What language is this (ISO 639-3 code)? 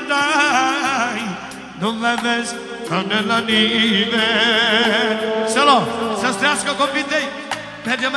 ron